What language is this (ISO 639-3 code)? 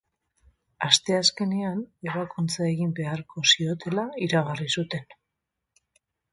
eus